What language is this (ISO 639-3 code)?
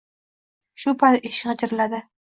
uzb